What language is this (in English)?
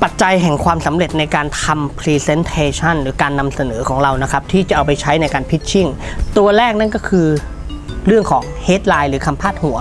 Thai